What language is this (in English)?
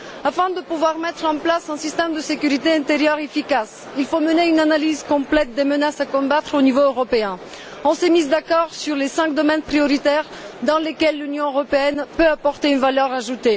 French